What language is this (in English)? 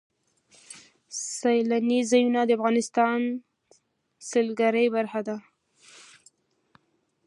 Pashto